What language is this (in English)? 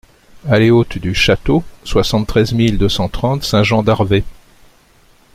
French